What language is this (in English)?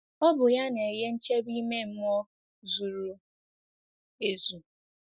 Igbo